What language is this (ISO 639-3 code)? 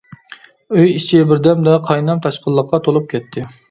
uig